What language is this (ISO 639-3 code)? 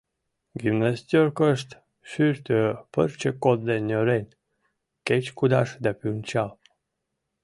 chm